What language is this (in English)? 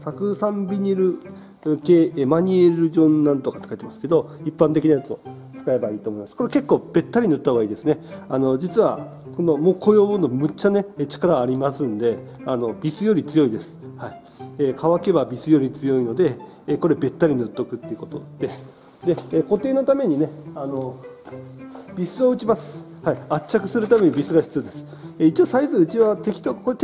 Japanese